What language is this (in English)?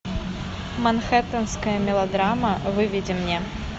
Russian